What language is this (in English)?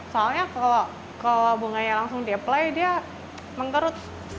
Indonesian